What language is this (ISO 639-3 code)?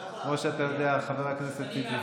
heb